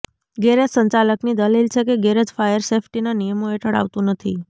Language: Gujarati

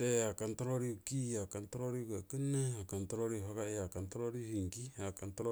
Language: Buduma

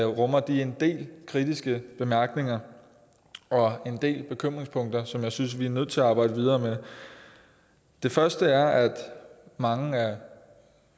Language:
Danish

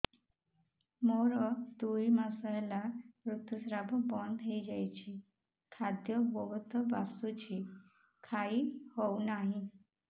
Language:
Odia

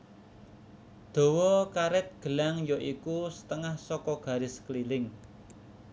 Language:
Javanese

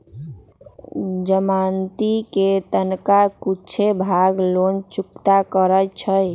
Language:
Magahi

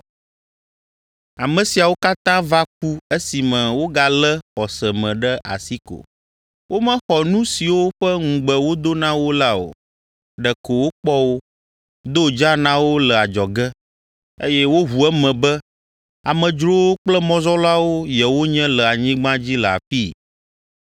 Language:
Ewe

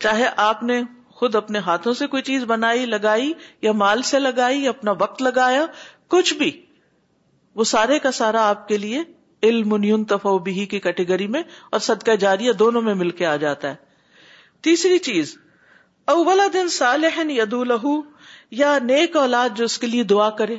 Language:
Urdu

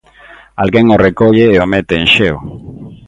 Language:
Galician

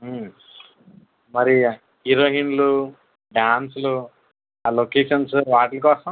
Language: Telugu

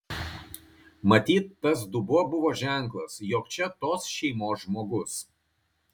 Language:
Lithuanian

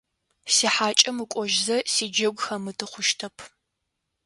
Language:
Adyghe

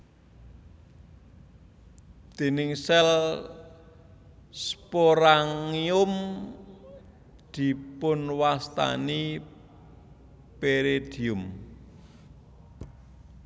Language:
Javanese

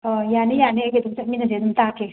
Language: Manipuri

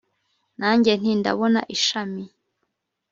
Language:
Kinyarwanda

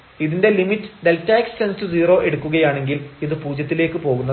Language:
Malayalam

